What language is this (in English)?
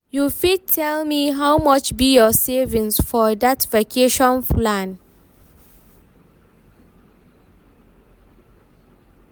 Nigerian Pidgin